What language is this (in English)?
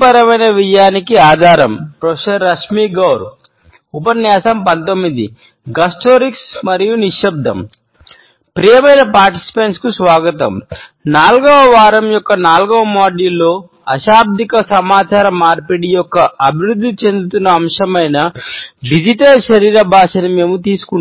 Telugu